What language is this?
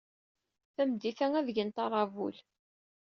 Kabyle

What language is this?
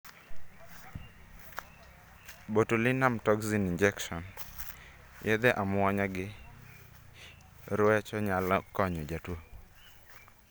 Luo (Kenya and Tanzania)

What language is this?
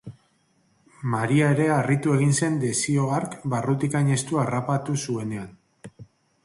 Basque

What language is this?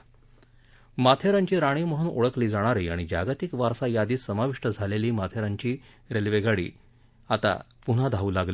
Marathi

